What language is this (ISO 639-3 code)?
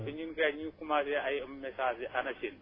wol